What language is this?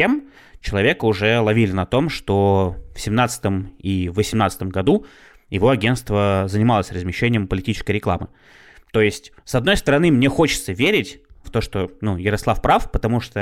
Russian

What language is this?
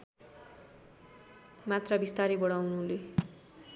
Nepali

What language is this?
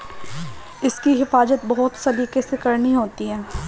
Hindi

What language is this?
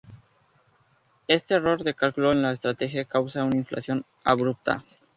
Spanish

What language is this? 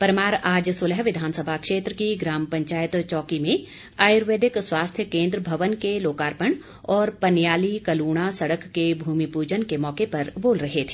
Hindi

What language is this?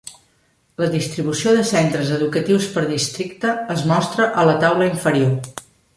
Catalan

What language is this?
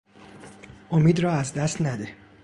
Persian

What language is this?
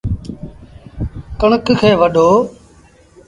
Sindhi Bhil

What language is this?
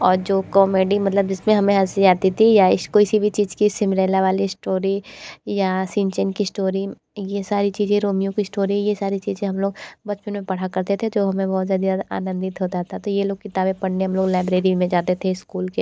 Hindi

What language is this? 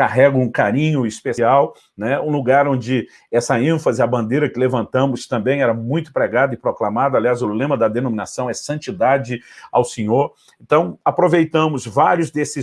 Portuguese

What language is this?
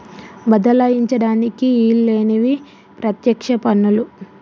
Telugu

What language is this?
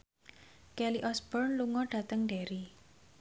Javanese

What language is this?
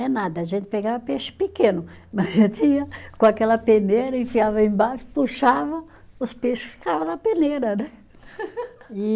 Portuguese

